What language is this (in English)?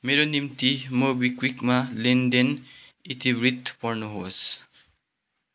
Nepali